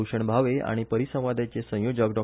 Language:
Konkani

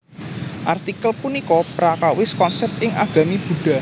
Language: Javanese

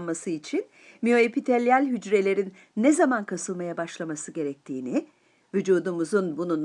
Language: Turkish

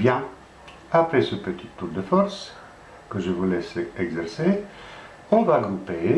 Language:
French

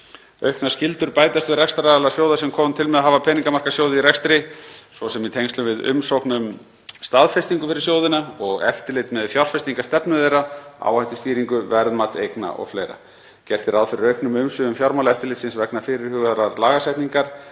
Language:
Icelandic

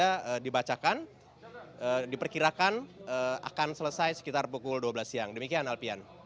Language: Indonesian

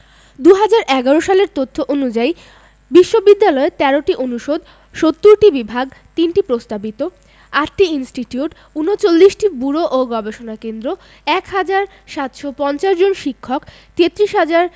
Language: Bangla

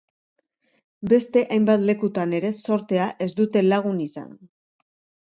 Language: Basque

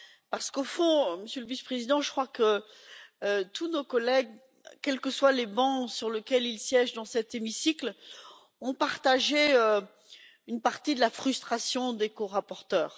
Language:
French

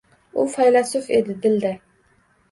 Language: Uzbek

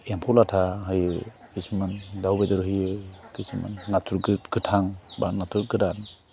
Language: Bodo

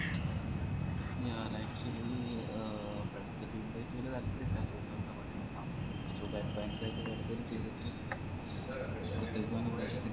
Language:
Malayalam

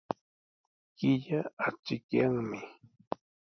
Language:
Sihuas Ancash Quechua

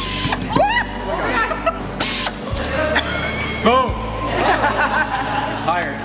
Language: English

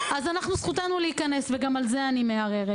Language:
Hebrew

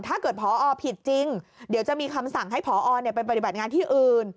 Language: Thai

